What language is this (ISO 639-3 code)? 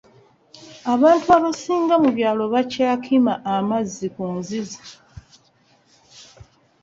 lug